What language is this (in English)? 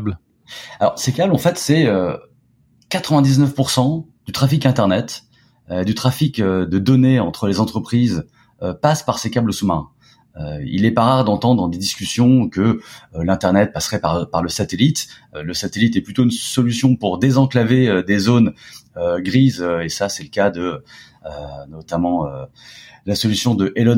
French